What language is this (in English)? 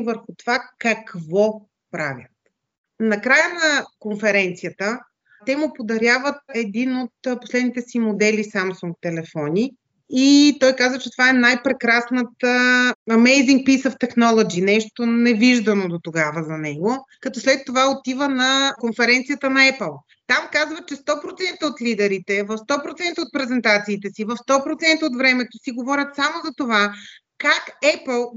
Bulgarian